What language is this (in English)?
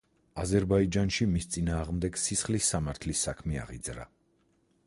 Georgian